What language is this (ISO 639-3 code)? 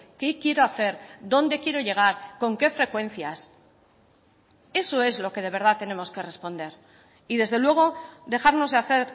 spa